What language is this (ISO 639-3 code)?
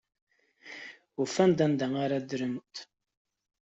kab